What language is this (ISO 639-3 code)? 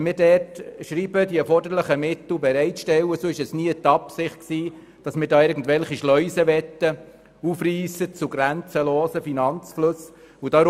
gsw